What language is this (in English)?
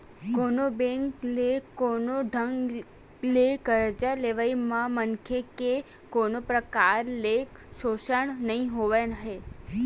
Chhattisgarhi